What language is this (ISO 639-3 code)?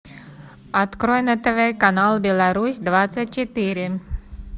rus